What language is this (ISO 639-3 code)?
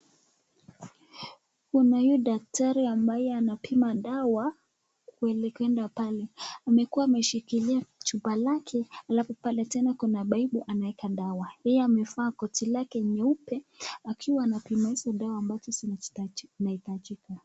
swa